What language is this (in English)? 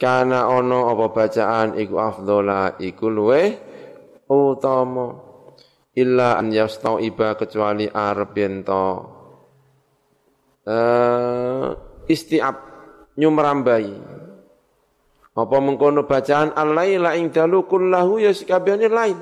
Indonesian